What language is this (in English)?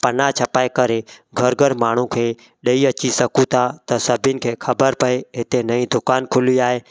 Sindhi